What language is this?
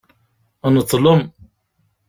Kabyle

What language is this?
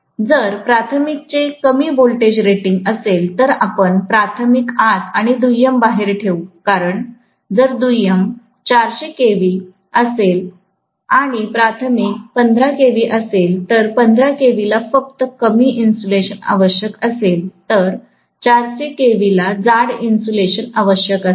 Marathi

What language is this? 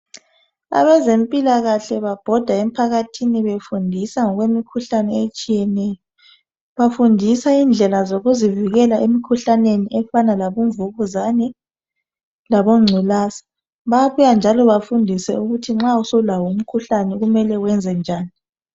North Ndebele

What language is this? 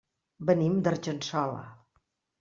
Catalan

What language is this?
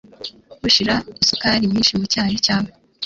Kinyarwanda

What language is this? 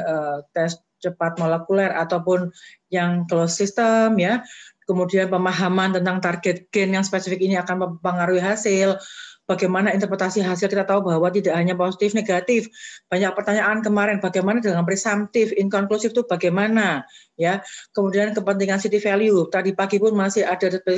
Indonesian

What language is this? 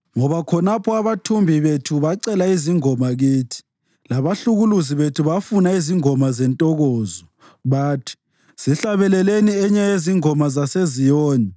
North Ndebele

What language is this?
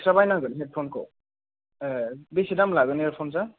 Bodo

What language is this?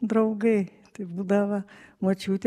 Lithuanian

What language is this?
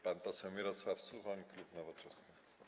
Polish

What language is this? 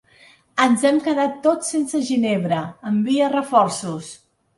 Catalan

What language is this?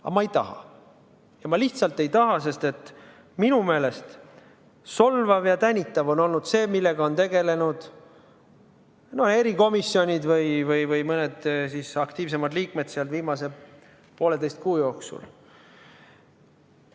Estonian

